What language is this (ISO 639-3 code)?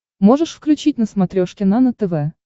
rus